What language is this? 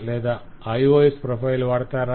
Telugu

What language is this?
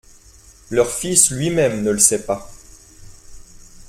French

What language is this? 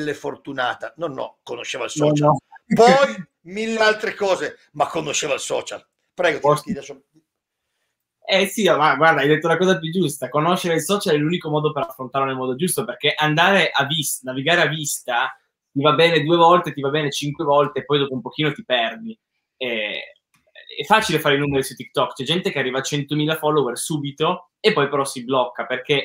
Italian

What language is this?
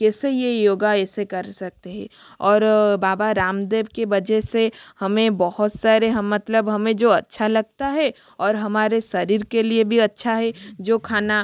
Hindi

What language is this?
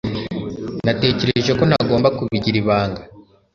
Kinyarwanda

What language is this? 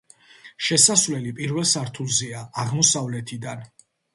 Georgian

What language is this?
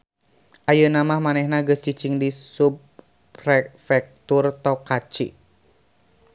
Sundanese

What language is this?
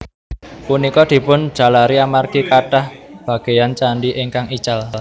Javanese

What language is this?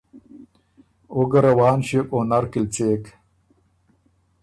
Ormuri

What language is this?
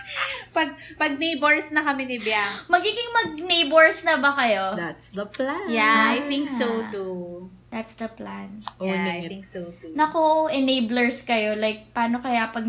Filipino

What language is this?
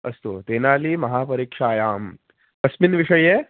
Sanskrit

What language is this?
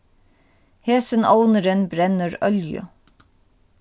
Faroese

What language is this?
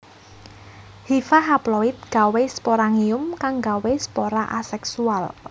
Javanese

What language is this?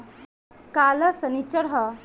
Bhojpuri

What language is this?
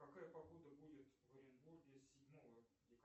Russian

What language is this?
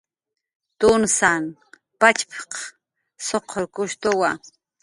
Jaqaru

